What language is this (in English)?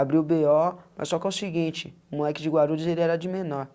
Portuguese